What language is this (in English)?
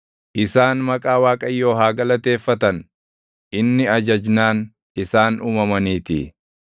Oromo